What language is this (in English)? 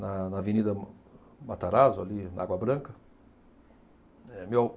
Portuguese